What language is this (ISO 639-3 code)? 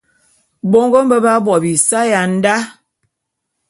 bum